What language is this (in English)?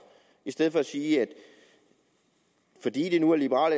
Danish